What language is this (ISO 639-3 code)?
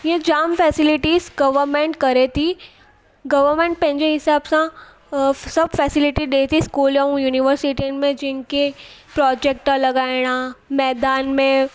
snd